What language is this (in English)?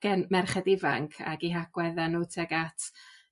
Welsh